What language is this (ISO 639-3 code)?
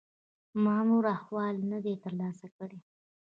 pus